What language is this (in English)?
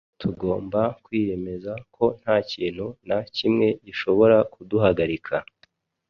Kinyarwanda